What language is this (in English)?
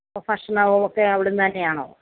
Malayalam